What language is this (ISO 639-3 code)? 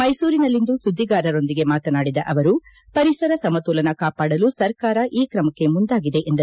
kan